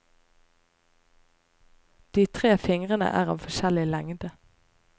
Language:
Norwegian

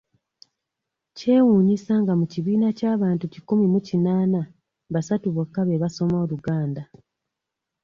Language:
Ganda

